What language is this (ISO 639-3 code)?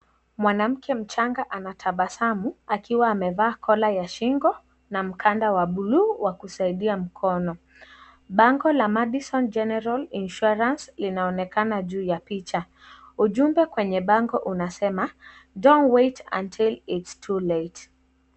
swa